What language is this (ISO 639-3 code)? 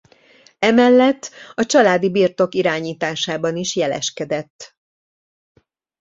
hun